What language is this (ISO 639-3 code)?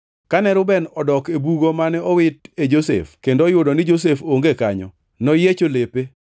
luo